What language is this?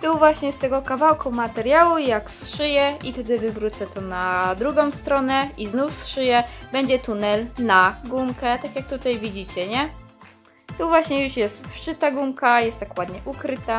Polish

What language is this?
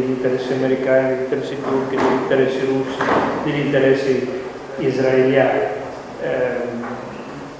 Italian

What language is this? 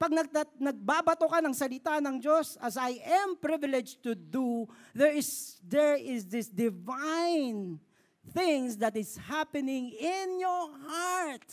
Filipino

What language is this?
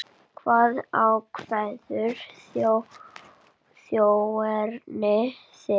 Icelandic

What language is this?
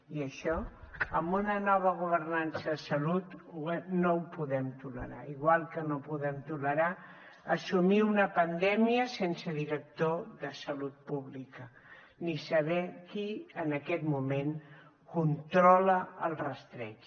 Catalan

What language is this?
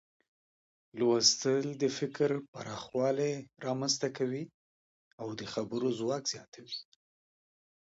Pashto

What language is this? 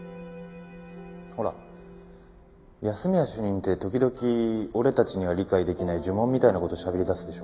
Japanese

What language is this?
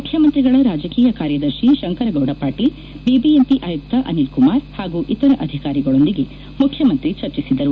Kannada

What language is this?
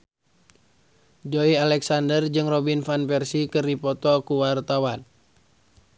Sundanese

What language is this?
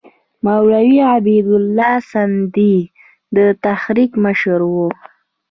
Pashto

